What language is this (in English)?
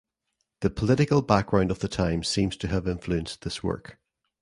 English